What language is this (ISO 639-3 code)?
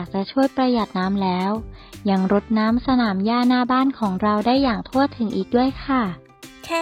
tha